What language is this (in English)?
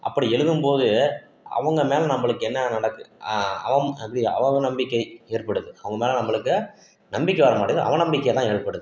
Tamil